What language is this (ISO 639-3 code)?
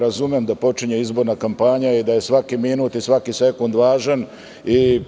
srp